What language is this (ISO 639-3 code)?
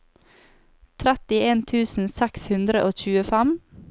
nor